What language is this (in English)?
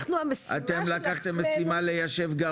Hebrew